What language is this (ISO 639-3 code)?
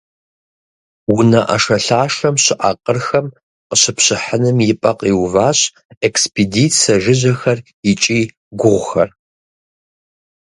kbd